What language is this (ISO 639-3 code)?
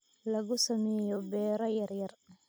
som